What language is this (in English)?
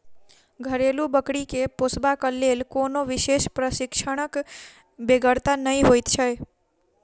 Maithili